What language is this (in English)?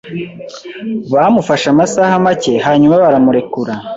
Kinyarwanda